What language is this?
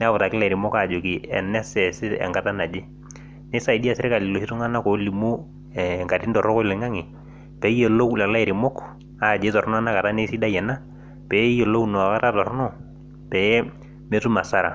Masai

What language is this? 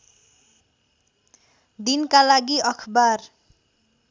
Nepali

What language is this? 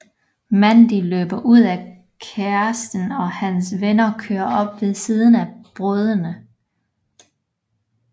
Danish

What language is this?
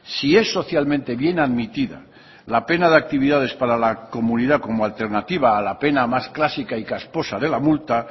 Spanish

